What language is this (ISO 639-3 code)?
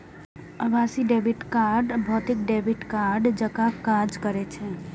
mai